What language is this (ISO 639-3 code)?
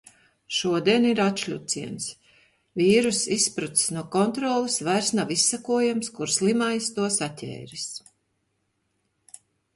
lav